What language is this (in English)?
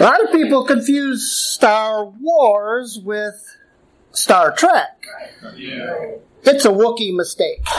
English